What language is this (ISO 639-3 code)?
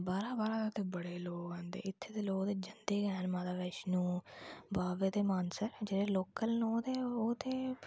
doi